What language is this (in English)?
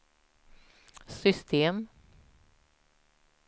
Swedish